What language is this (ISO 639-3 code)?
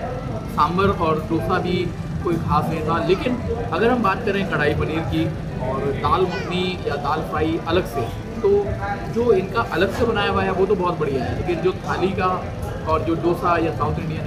hin